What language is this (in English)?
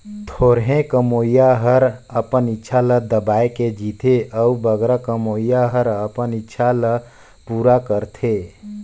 Chhattisgarhi